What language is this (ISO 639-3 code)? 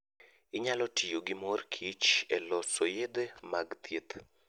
luo